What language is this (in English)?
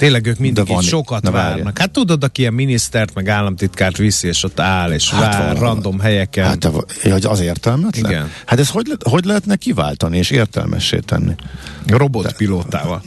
Hungarian